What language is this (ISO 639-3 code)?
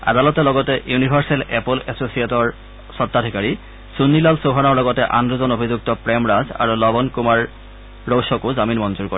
asm